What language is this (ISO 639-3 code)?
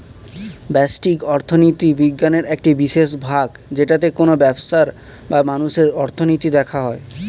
ben